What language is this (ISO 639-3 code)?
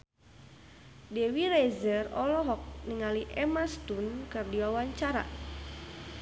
sun